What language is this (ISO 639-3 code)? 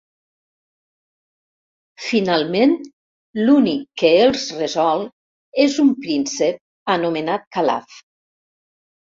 cat